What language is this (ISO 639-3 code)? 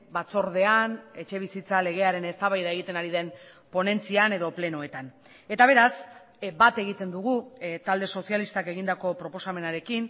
eus